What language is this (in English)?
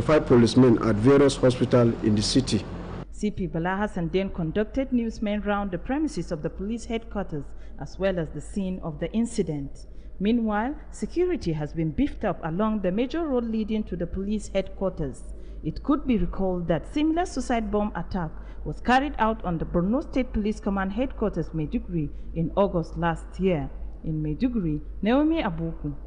English